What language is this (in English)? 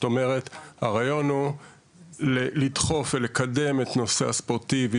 Hebrew